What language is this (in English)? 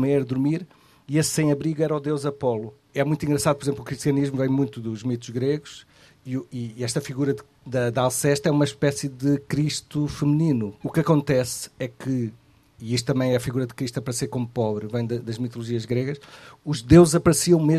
Portuguese